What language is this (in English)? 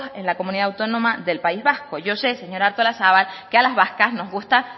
Spanish